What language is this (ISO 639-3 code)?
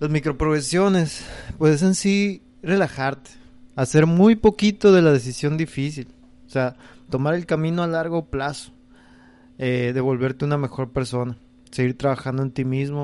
spa